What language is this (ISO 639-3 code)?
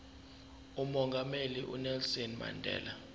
zul